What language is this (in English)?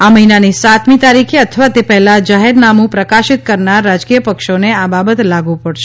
Gujarati